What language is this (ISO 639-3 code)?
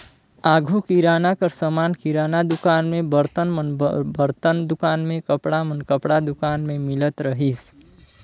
hne